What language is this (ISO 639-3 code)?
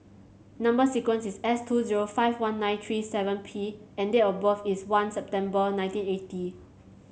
eng